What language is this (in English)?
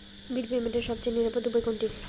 Bangla